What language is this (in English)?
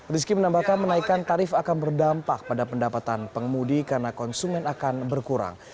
Indonesian